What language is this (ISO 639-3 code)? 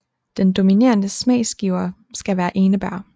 dan